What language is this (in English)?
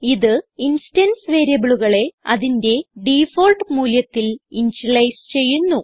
Malayalam